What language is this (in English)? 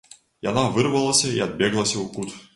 Belarusian